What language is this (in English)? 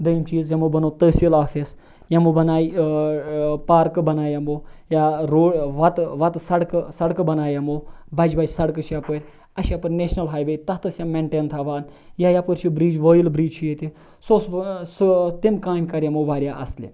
Kashmiri